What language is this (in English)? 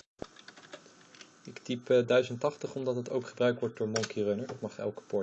Dutch